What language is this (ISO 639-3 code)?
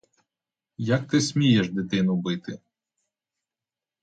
ukr